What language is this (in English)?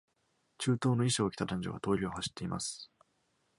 Japanese